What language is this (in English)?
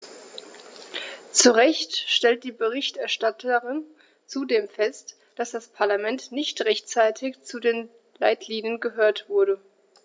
German